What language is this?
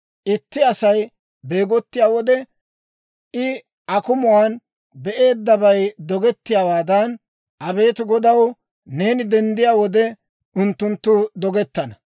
Dawro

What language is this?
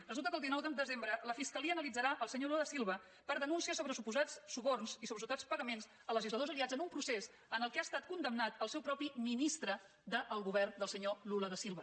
Catalan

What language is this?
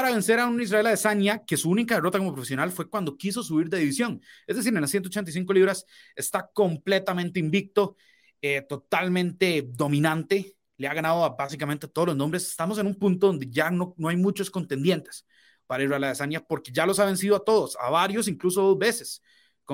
Spanish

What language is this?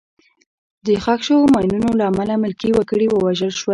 Pashto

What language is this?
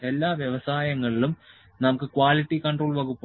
Malayalam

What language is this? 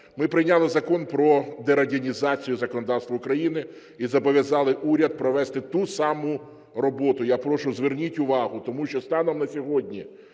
Ukrainian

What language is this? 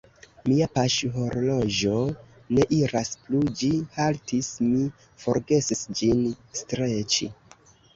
Esperanto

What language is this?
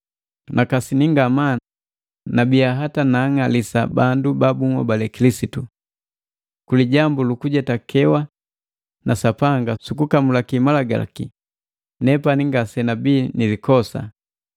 Matengo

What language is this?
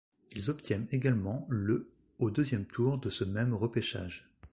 French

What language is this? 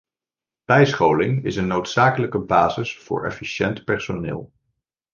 Dutch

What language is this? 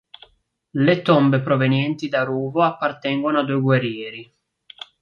Italian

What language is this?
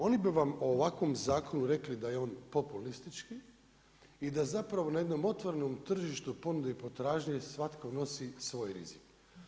Croatian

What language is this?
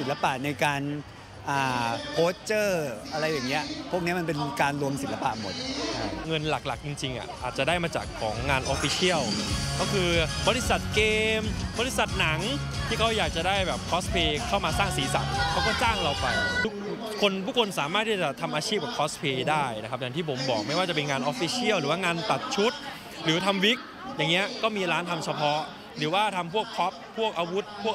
Thai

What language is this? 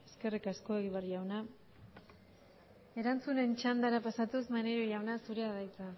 Basque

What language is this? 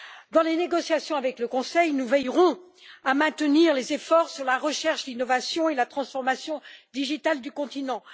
French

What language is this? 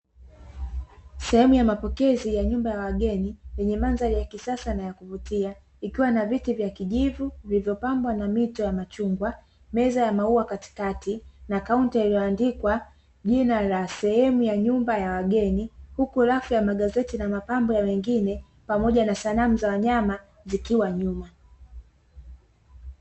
Swahili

